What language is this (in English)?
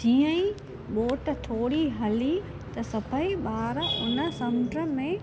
Sindhi